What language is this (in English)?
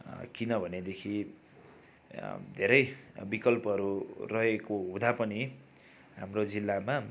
Nepali